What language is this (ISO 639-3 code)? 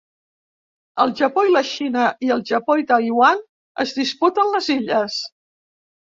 cat